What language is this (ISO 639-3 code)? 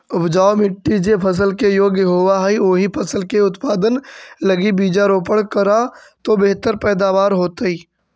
mag